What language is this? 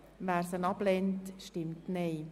Swiss German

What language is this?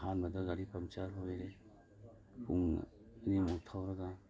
Manipuri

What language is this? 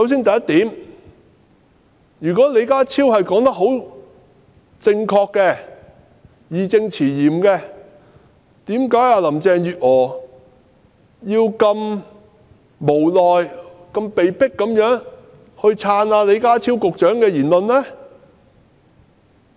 Cantonese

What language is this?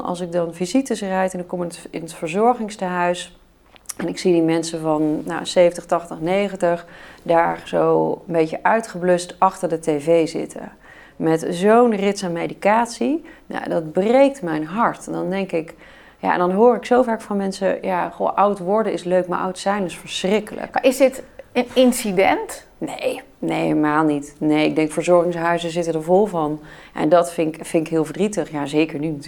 Dutch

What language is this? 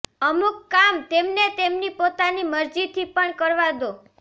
Gujarati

